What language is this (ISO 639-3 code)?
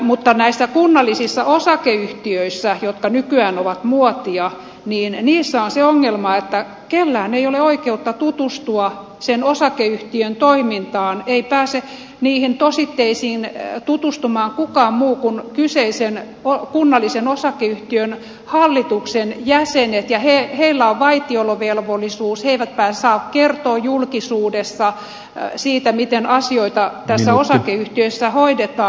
fin